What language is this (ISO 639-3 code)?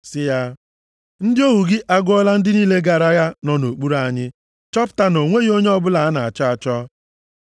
ibo